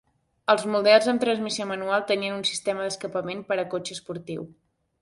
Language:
Catalan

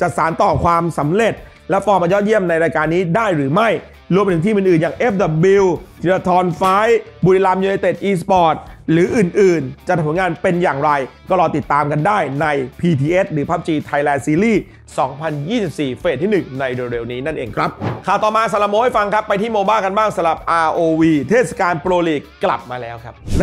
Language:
Thai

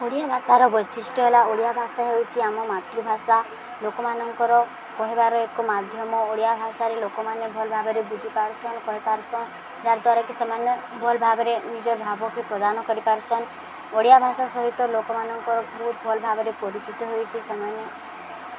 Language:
Odia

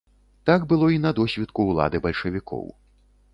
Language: Belarusian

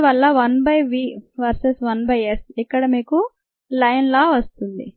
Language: Telugu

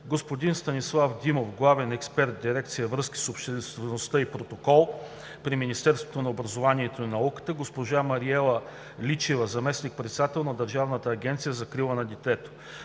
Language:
Bulgarian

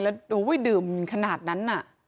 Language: Thai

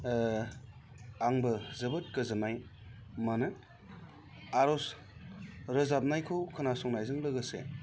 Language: Bodo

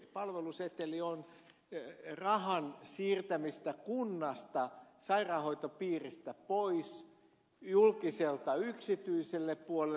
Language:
Finnish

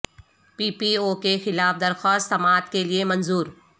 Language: Urdu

